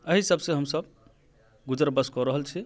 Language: Maithili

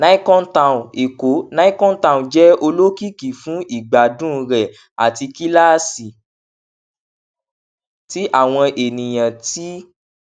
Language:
Yoruba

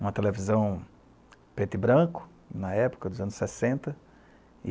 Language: Portuguese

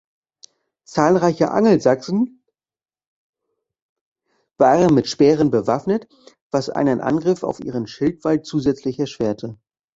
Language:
German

